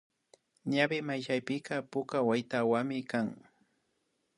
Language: Imbabura Highland Quichua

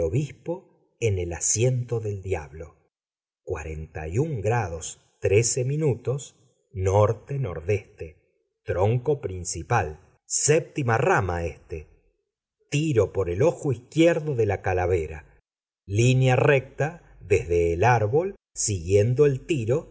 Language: Spanish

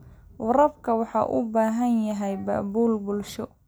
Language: Somali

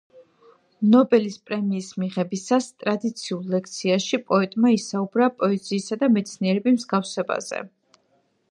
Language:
Georgian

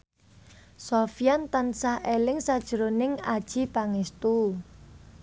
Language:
Javanese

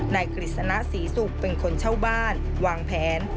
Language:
Thai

